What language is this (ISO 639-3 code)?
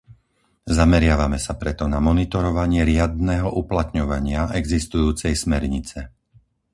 slk